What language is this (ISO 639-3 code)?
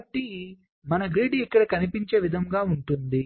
tel